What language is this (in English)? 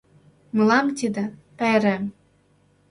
Mari